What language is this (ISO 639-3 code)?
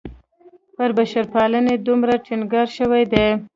pus